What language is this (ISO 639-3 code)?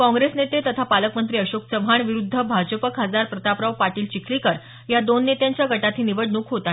mar